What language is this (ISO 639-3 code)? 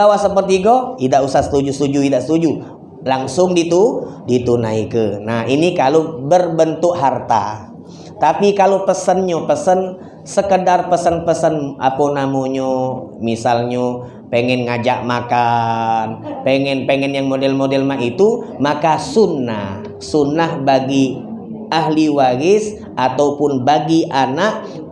ind